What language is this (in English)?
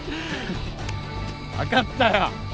Japanese